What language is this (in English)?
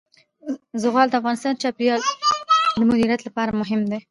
Pashto